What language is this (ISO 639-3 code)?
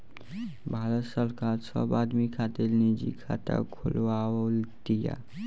bho